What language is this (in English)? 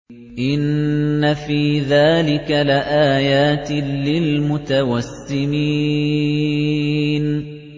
Arabic